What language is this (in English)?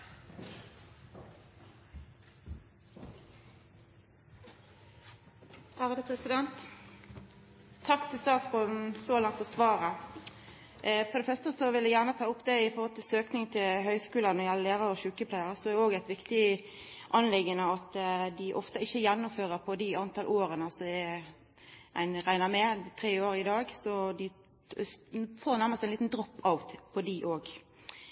Norwegian Nynorsk